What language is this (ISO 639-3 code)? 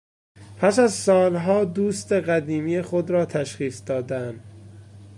fas